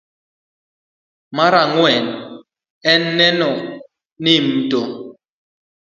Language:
Luo (Kenya and Tanzania)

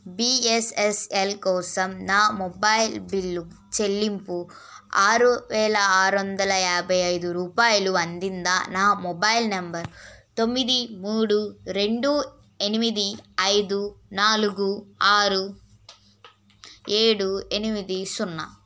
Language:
Telugu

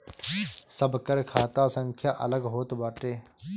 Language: Bhojpuri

